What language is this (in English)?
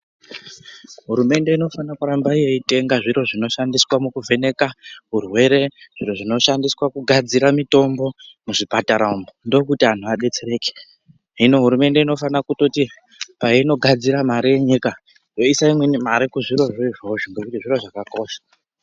Ndau